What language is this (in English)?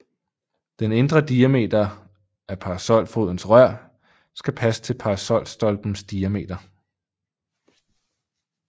Danish